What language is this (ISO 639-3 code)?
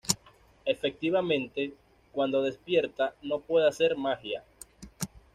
spa